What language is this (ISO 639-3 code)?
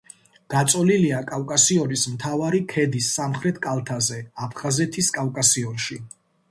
kat